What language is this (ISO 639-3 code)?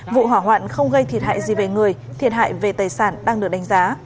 vie